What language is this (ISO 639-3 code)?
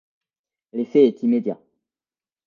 fra